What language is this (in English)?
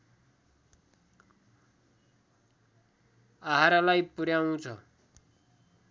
Nepali